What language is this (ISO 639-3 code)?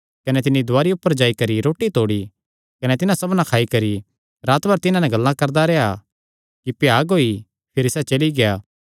xnr